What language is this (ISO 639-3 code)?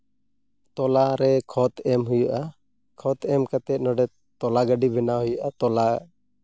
sat